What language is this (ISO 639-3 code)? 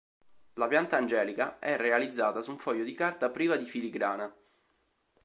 ita